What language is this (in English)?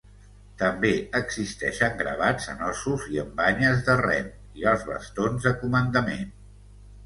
Catalan